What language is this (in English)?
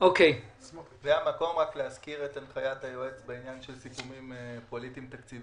Hebrew